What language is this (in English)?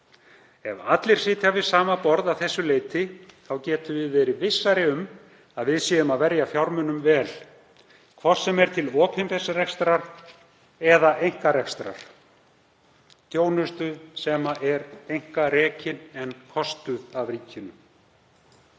Icelandic